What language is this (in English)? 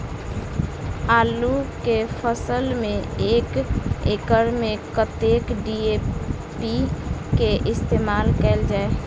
Maithili